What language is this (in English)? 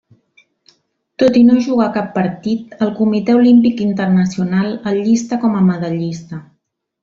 Catalan